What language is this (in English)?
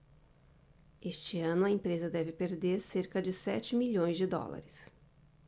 Portuguese